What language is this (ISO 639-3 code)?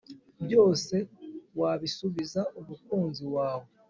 kin